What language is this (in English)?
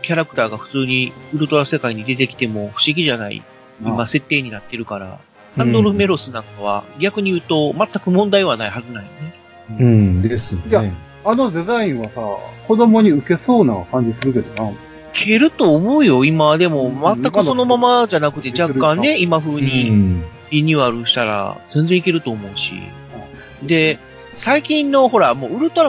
Japanese